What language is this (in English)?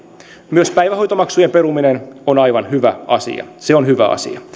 Finnish